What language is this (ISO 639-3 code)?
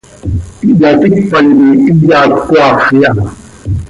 sei